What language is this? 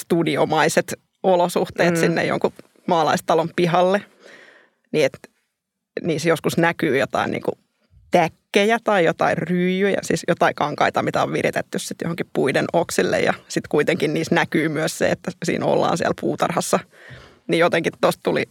Finnish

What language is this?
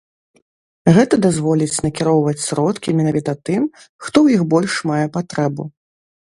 Belarusian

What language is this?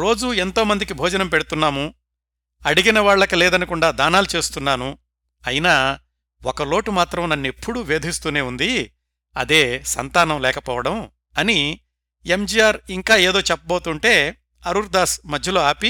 Telugu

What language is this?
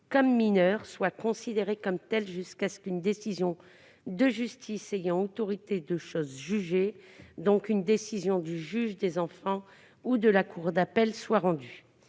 French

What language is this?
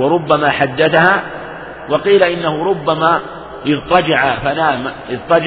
Arabic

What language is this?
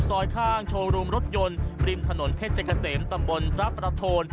Thai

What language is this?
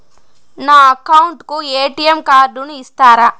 Telugu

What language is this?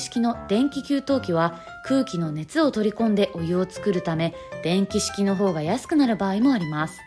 Japanese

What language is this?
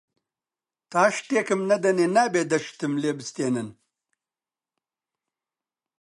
Central Kurdish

